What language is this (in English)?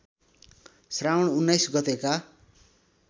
Nepali